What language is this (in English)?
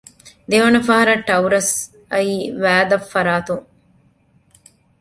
Divehi